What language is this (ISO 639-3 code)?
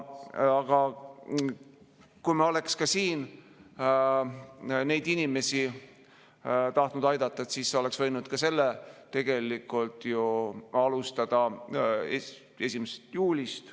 est